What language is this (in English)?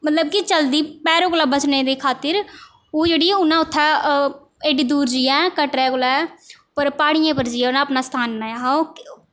Dogri